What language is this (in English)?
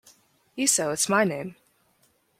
English